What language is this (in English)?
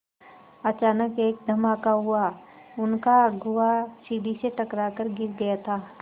Hindi